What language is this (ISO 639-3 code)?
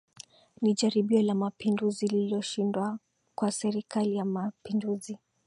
swa